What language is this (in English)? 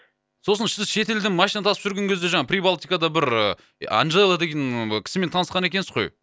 Kazakh